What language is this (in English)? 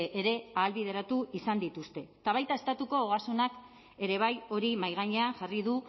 Basque